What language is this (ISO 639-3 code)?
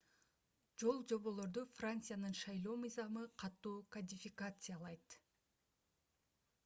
kir